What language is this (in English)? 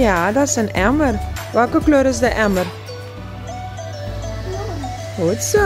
Dutch